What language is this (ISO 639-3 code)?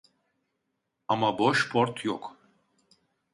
tur